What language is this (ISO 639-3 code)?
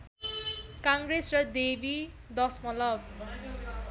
nep